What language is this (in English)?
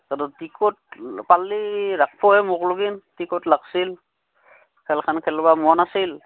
Assamese